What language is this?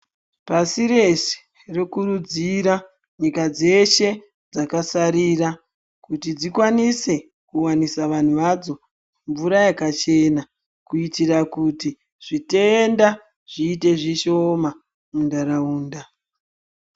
Ndau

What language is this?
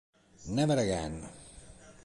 Italian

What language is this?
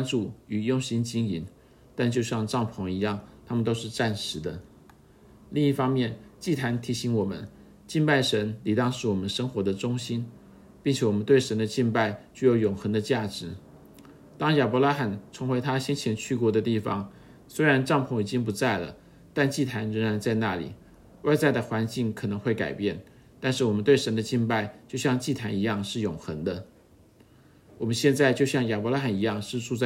Chinese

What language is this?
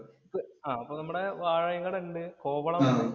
Malayalam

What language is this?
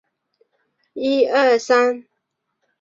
Chinese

